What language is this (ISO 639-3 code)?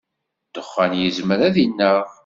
kab